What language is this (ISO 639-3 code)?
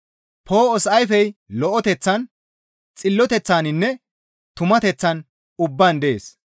gmv